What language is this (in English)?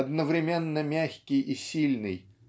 Russian